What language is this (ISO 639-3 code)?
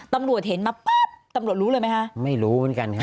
tha